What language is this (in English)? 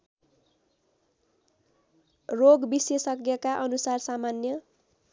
Nepali